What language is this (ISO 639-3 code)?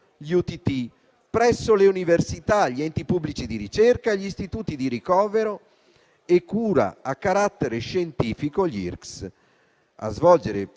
ita